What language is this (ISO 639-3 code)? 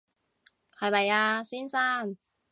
yue